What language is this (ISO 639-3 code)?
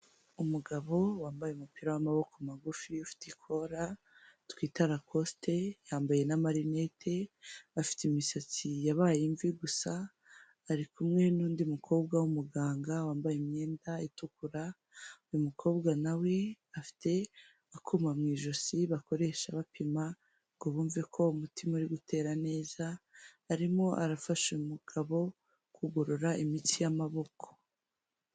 kin